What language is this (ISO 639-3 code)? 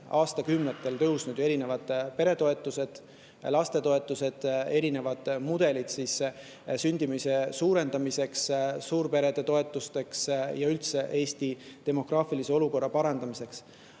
est